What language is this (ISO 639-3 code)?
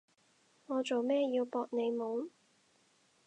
yue